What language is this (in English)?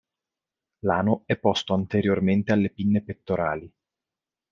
Italian